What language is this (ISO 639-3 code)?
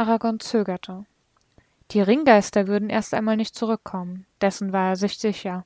deu